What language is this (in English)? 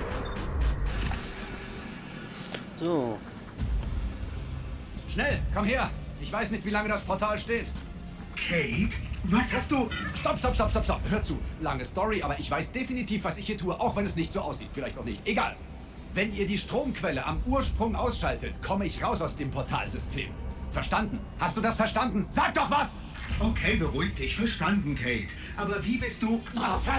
German